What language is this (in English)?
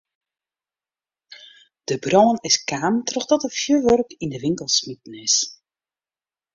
Western Frisian